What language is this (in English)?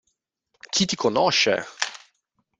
Italian